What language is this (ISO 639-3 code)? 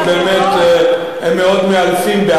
heb